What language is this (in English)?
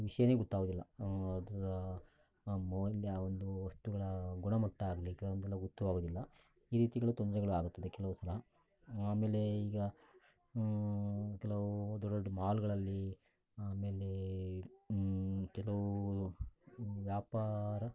Kannada